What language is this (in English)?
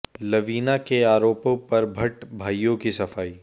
Hindi